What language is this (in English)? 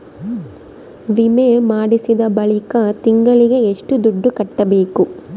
Kannada